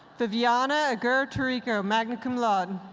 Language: English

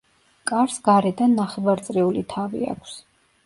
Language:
Georgian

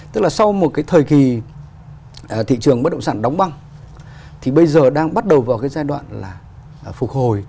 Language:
Vietnamese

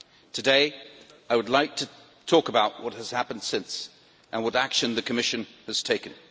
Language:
English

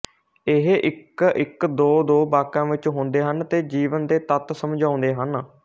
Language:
Punjabi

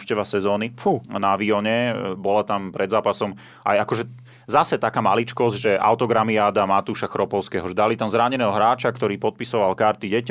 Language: Slovak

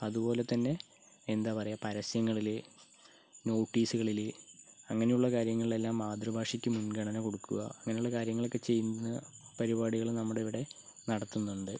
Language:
Malayalam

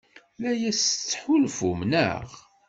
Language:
Kabyle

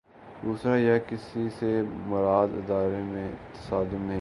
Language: Urdu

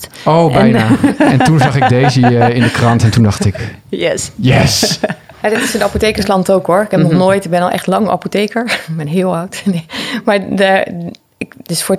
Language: Dutch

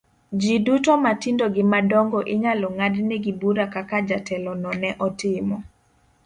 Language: Luo (Kenya and Tanzania)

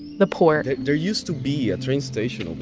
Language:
English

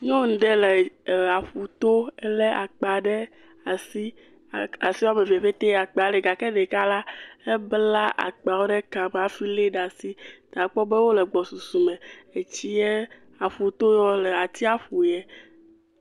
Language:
Ewe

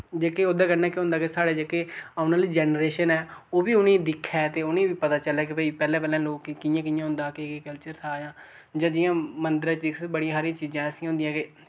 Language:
Dogri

